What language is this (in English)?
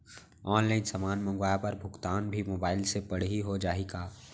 Chhattisgarhi